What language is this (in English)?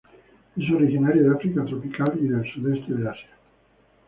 Spanish